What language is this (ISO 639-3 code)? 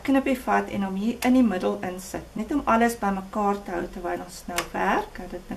nld